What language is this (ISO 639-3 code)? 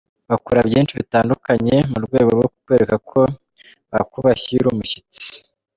kin